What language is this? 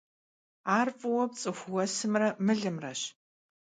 Kabardian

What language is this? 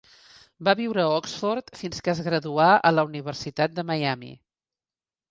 Catalan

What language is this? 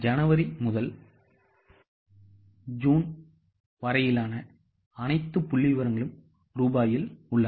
Tamil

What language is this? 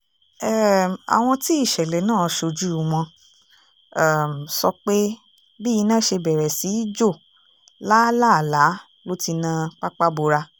Yoruba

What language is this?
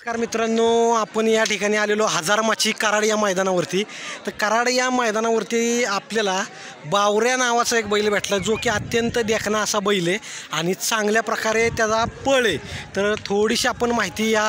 Romanian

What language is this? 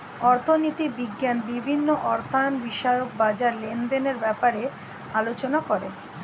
Bangla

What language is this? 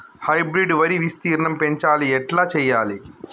Telugu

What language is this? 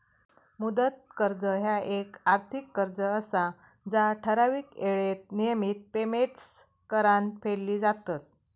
Marathi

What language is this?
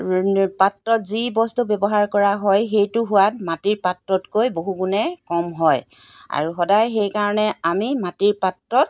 Assamese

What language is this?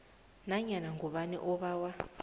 South Ndebele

